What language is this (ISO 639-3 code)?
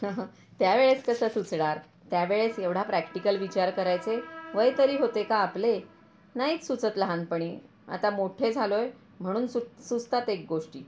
mar